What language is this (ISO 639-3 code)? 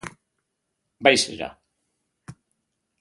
eus